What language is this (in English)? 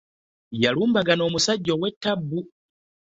Ganda